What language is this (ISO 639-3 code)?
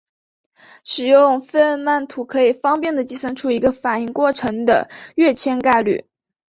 zho